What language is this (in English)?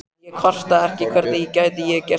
Icelandic